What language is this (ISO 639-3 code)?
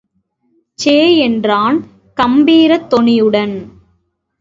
tam